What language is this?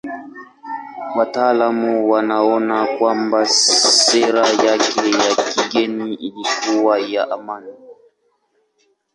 Swahili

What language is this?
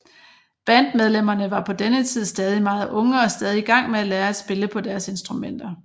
Danish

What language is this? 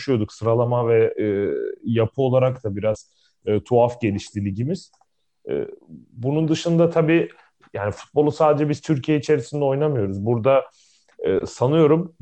Turkish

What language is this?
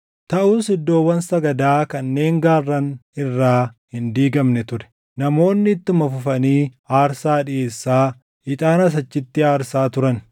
Oromo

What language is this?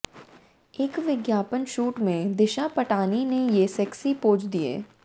Hindi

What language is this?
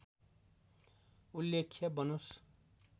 Nepali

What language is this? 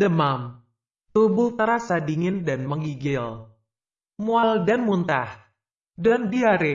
Indonesian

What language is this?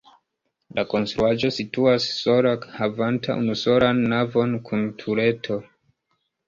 Esperanto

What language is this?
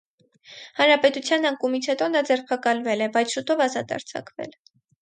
Armenian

